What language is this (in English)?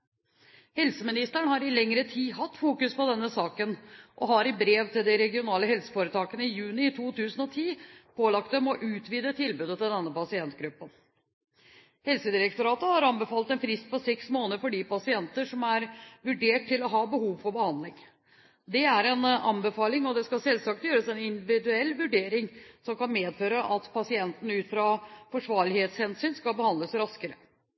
Norwegian Bokmål